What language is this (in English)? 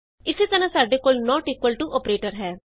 Punjabi